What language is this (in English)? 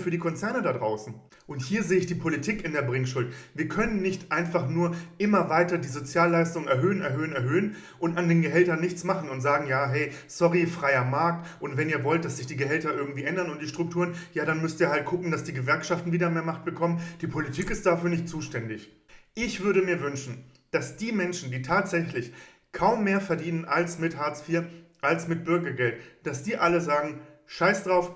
German